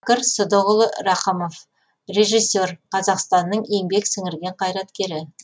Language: Kazakh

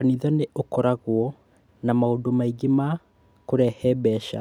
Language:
Kikuyu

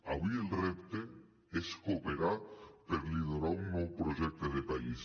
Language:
Catalan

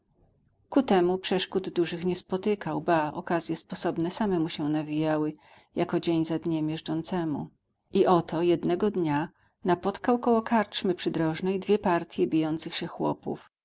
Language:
Polish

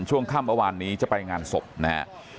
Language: Thai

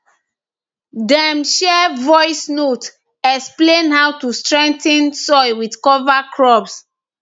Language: Nigerian Pidgin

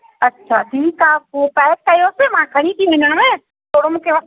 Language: Sindhi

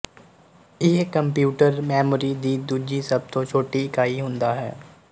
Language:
Punjabi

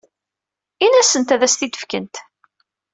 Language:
Kabyle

